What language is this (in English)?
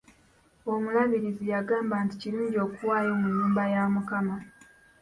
Ganda